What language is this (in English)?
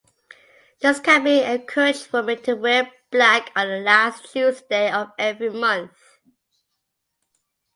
English